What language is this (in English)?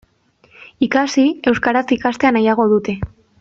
Basque